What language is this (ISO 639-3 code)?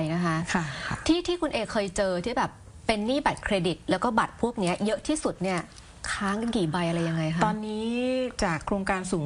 tha